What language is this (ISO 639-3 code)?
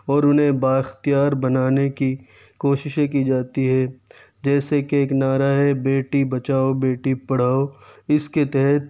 urd